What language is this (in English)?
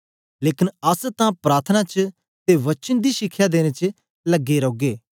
Dogri